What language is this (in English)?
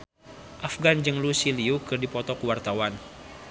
Sundanese